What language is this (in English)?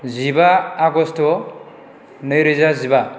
Bodo